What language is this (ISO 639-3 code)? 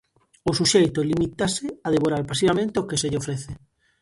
glg